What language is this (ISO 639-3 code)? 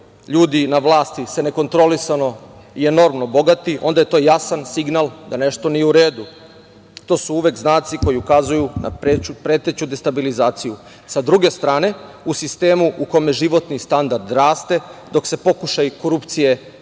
srp